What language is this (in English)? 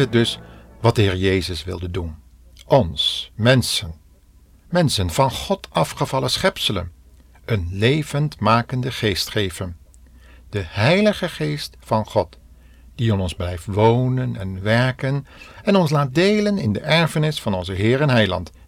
Dutch